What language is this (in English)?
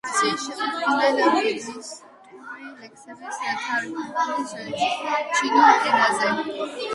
Georgian